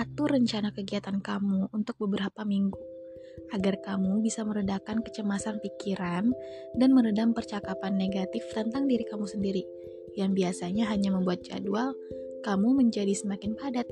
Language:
Indonesian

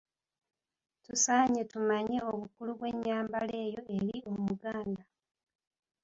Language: Ganda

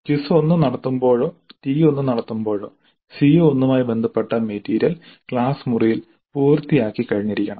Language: Malayalam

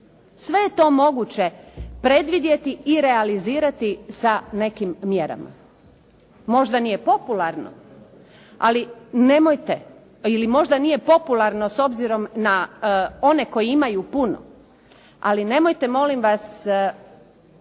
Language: Croatian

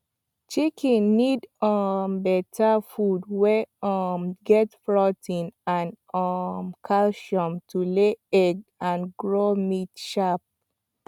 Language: Nigerian Pidgin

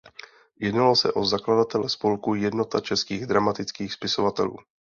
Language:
Czech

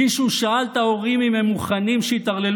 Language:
Hebrew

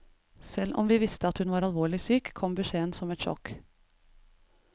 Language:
Norwegian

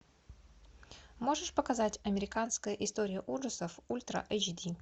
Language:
Russian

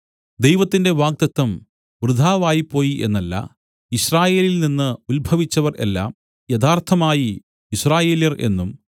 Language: Malayalam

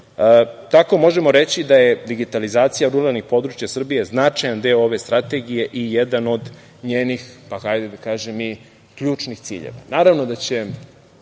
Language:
Serbian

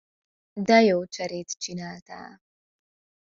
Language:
Hungarian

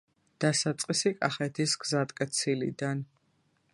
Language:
Georgian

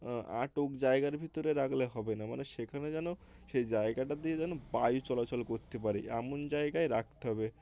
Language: Bangla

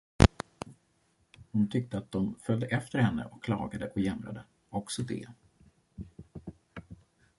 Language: Swedish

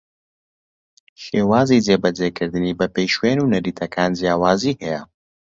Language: Central Kurdish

